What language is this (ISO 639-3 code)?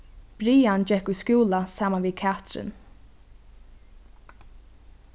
fao